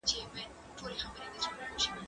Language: Pashto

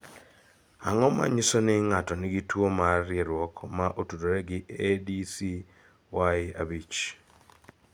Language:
Luo (Kenya and Tanzania)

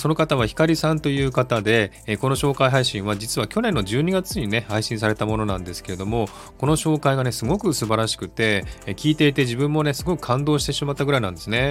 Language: Japanese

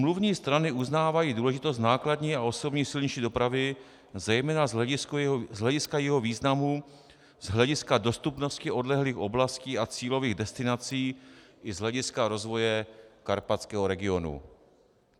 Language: Czech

